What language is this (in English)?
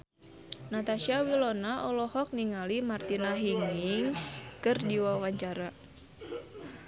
Sundanese